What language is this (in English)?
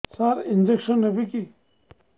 Odia